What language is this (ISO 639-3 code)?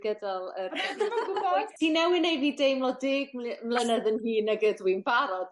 cym